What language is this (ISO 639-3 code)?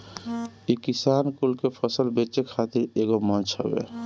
bho